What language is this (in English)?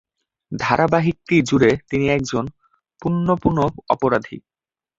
Bangla